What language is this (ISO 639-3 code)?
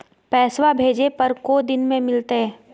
mag